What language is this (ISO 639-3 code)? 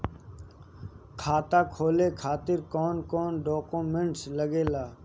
bho